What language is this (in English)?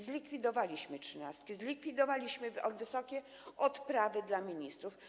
Polish